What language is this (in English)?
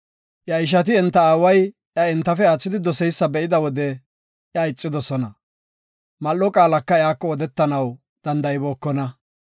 Gofa